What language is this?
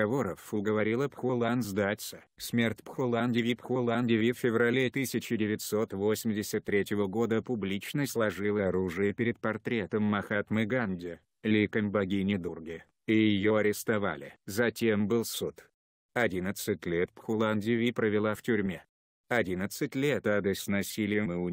Russian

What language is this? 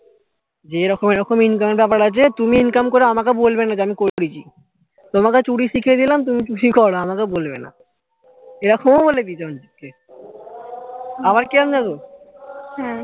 Bangla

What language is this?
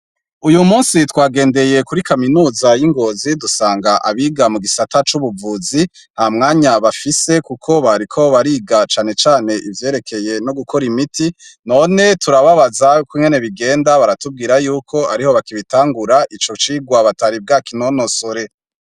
Rundi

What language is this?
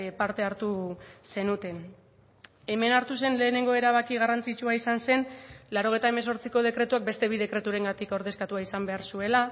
Basque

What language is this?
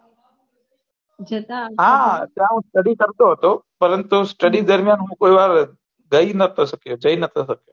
Gujarati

